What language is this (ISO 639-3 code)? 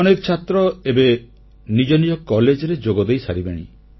ori